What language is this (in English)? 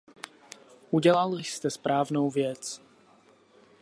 Czech